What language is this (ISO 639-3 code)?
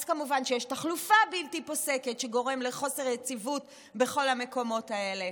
heb